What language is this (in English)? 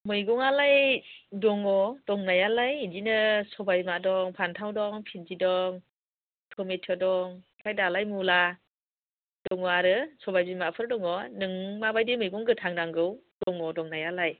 Bodo